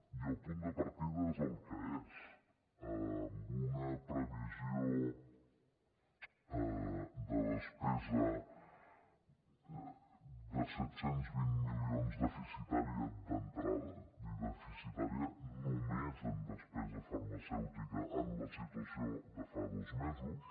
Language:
Catalan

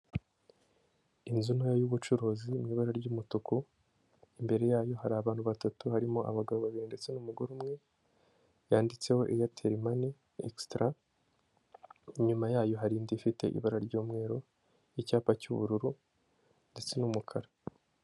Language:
Kinyarwanda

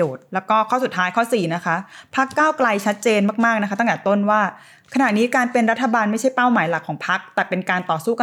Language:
Thai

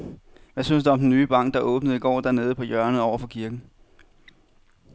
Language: Danish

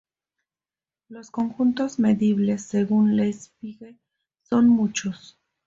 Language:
Spanish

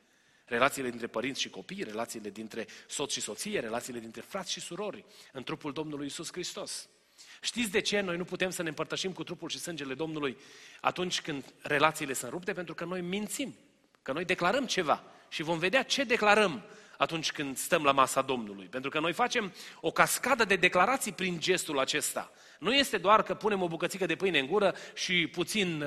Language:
Romanian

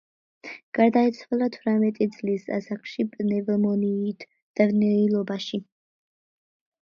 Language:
Georgian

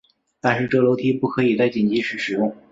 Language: Chinese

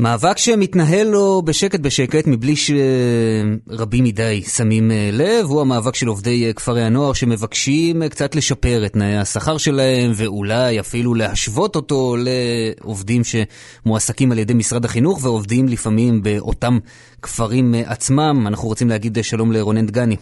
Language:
Hebrew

